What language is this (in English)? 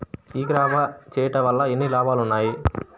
Telugu